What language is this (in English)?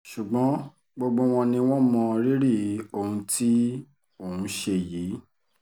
Yoruba